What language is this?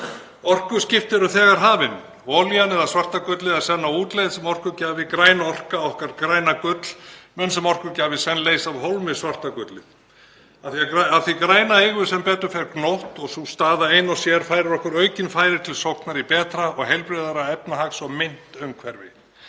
Icelandic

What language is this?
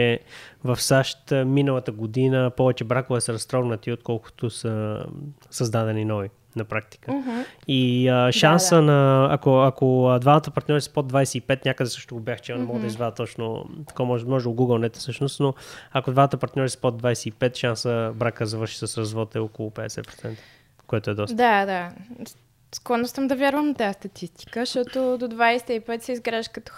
Bulgarian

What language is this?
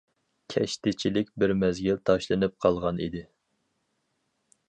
Uyghur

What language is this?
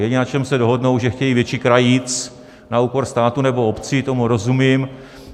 Czech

